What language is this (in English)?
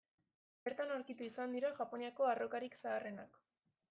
Basque